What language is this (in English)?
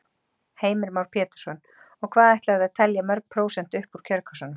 Icelandic